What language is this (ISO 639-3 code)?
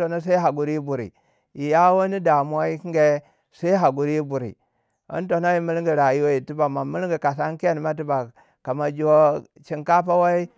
wja